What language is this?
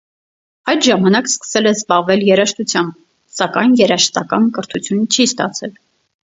Armenian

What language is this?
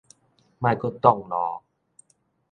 Min Nan Chinese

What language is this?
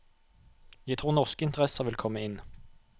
Norwegian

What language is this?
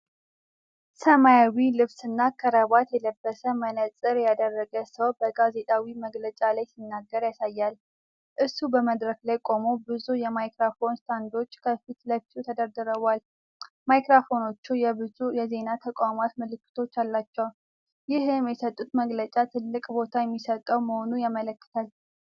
Amharic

